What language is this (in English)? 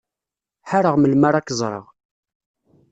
Kabyle